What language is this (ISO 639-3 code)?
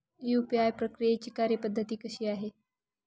mar